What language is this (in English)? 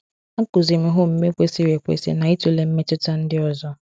Igbo